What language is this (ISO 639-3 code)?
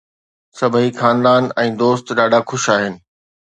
snd